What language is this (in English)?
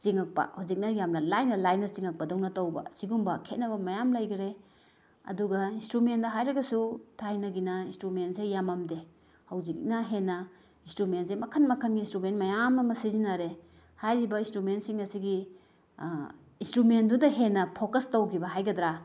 Manipuri